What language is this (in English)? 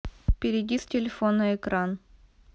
Russian